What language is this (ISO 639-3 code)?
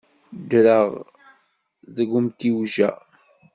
kab